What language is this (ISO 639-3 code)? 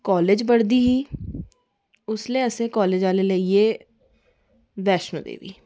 doi